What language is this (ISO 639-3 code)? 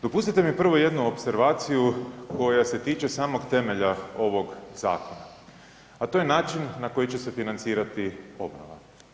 hrv